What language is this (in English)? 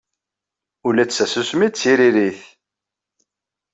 Kabyle